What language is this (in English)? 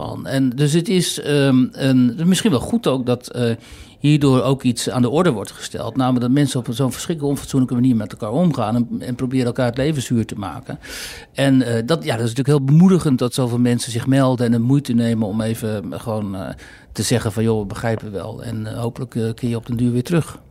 Dutch